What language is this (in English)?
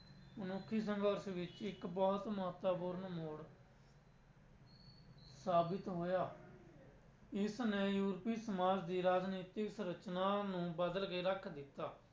Punjabi